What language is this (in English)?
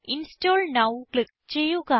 Malayalam